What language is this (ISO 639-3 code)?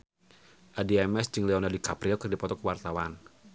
sun